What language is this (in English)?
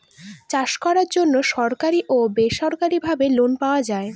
Bangla